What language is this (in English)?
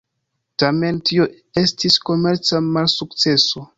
Esperanto